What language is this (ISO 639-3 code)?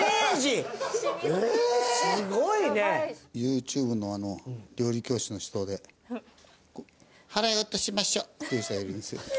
jpn